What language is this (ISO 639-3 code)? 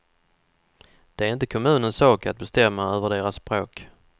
swe